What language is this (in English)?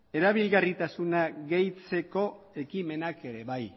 Basque